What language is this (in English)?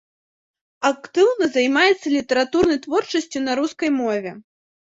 Belarusian